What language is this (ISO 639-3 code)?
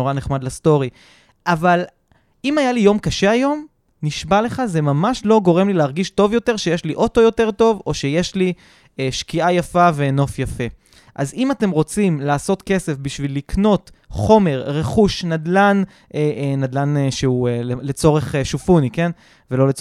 heb